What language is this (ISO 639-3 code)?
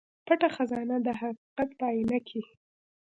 pus